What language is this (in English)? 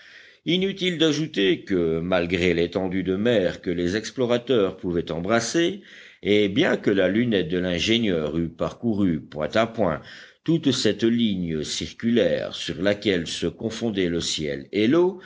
French